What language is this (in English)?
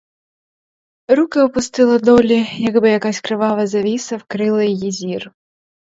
Ukrainian